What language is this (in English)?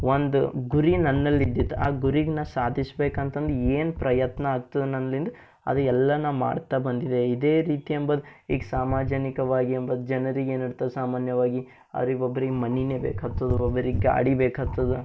Kannada